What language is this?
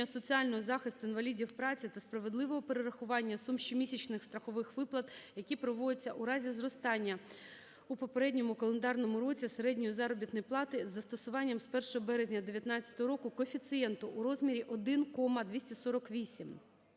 Ukrainian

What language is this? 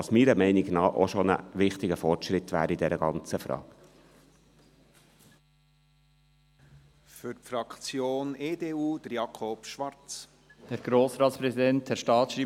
Swiss German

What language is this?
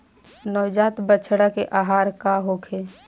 Bhojpuri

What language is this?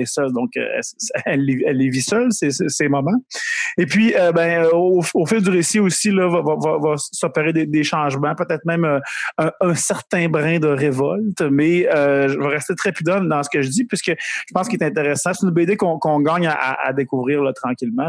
French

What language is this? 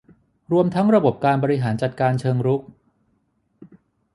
Thai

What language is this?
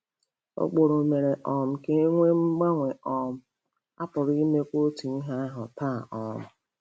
Igbo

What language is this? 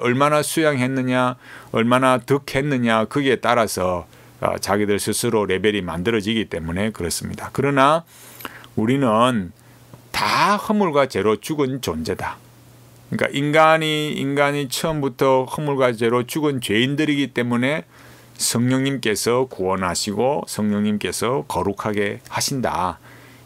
Korean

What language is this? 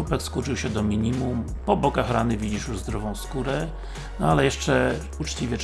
Polish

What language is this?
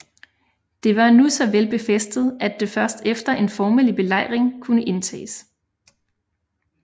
Danish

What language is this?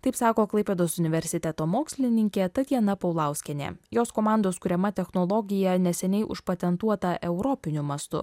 Lithuanian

